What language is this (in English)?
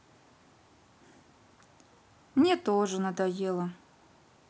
Russian